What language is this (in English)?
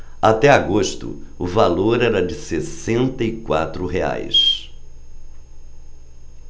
Portuguese